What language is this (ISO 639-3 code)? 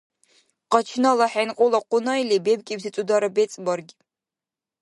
dar